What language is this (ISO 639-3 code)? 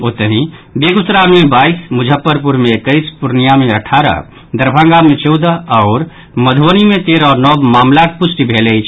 mai